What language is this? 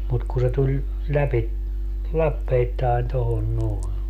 Finnish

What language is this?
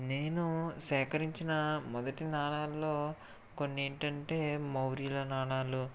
Telugu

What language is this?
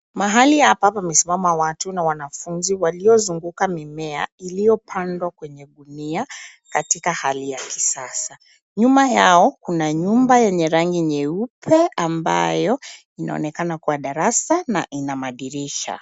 Swahili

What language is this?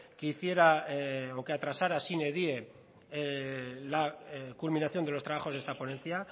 Spanish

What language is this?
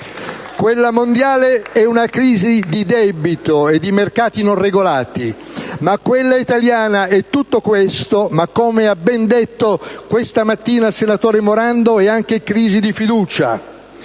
Italian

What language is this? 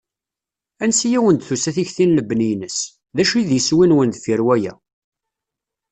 Kabyle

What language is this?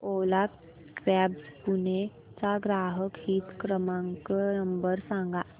Marathi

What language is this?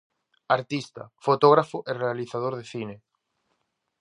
Galician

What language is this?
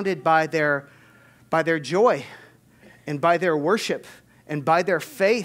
English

